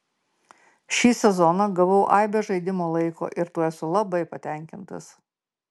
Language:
Lithuanian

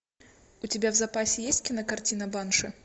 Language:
Russian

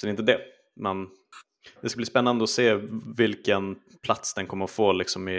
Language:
Swedish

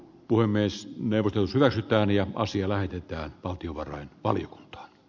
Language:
Finnish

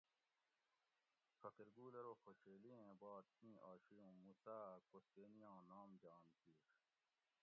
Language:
Gawri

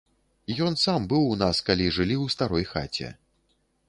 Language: Belarusian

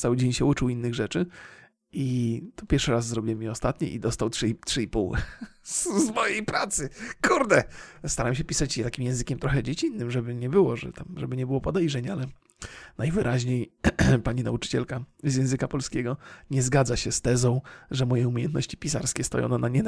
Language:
Polish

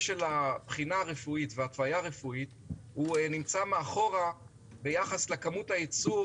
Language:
Hebrew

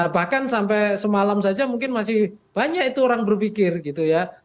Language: Indonesian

